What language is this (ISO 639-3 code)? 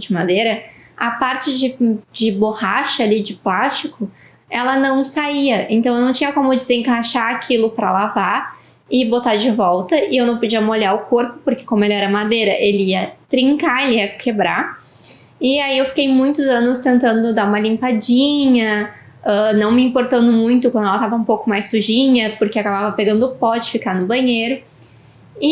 por